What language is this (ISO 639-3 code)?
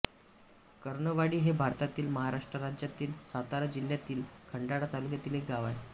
mar